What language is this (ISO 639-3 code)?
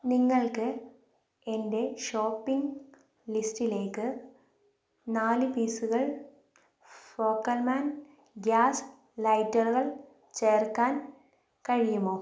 mal